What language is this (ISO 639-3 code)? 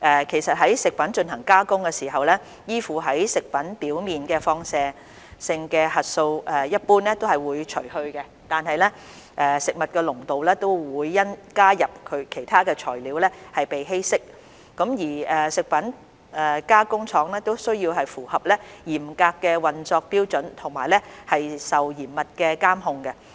yue